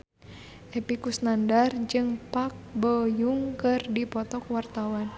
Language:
Sundanese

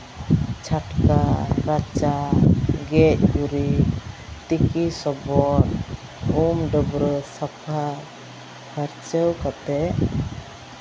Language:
Santali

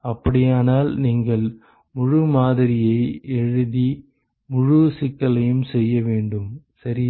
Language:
Tamil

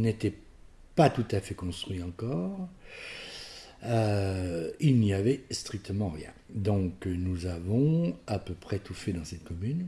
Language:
French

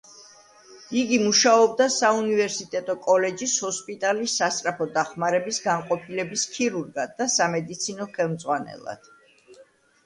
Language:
Georgian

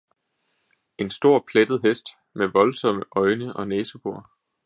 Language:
Danish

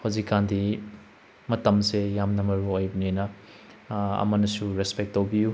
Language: Manipuri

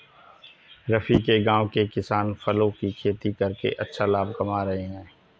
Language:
Hindi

